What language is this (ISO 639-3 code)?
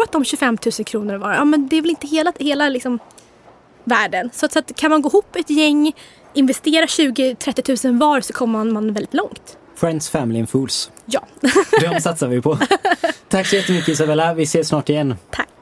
swe